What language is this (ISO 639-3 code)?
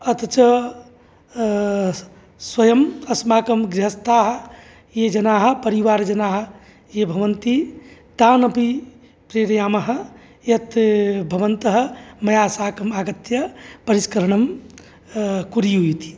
san